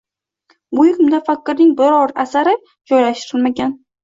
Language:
Uzbek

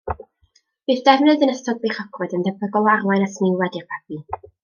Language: Welsh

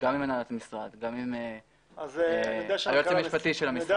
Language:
Hebrew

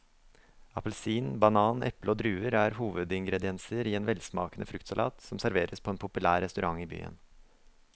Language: Norwegian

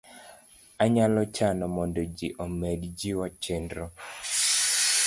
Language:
Luo (Kenya and Tanzania)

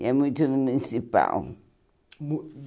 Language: Portuguese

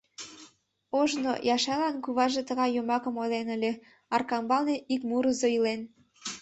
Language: Mari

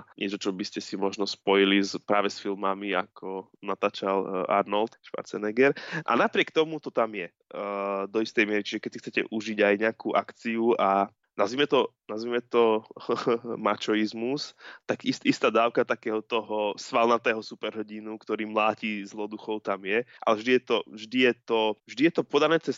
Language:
Slovak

